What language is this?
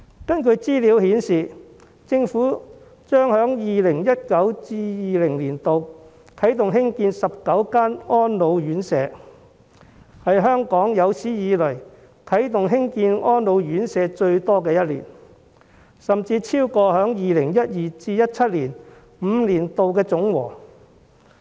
Cantonese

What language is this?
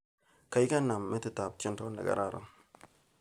Kalenjin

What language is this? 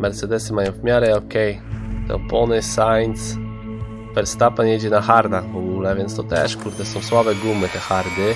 Polish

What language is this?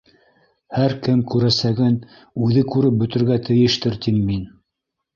Bashkir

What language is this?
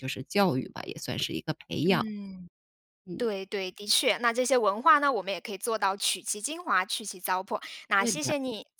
Chinese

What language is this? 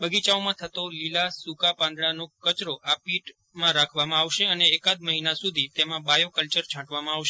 Gujarati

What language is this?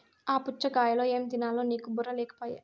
Telugu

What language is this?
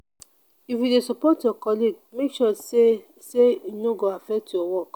Nigerian Pidgin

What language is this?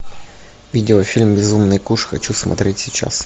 Russian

